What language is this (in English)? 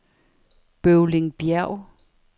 Danish